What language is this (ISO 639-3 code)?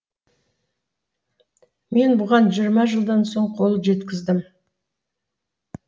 kaz